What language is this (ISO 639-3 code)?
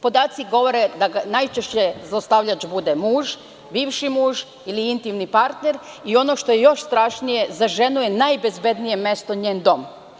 srp